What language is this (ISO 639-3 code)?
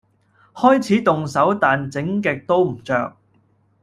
yue